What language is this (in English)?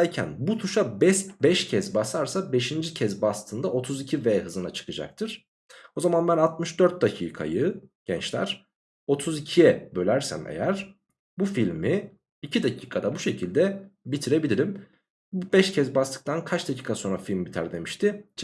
Turkish